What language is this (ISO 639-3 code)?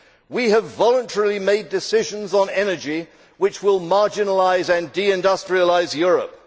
eng